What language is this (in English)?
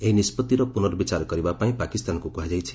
Odia